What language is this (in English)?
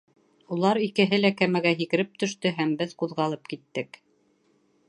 Bashkir